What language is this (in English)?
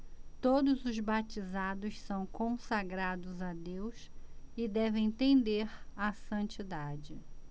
Portuguese